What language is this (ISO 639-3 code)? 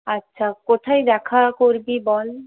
ben